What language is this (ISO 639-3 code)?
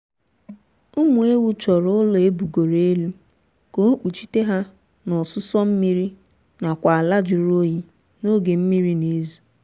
ibo